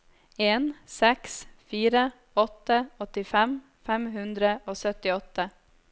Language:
Norwegian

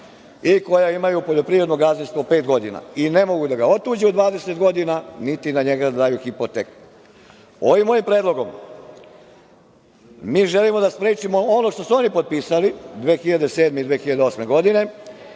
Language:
Serbian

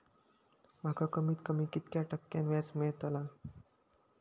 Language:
Marathi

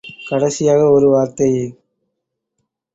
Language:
Tamil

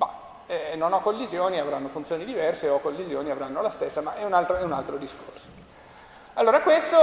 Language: Italian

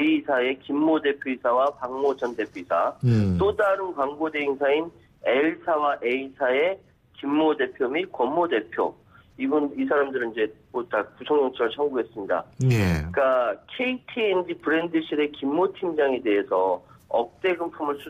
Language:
Korean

